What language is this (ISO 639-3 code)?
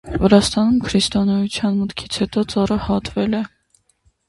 hye